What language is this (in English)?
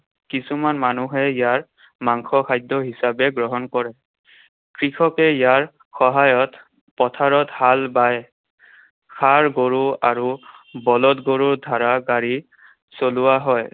Assamese